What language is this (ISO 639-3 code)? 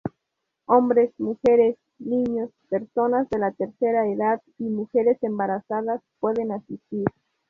spa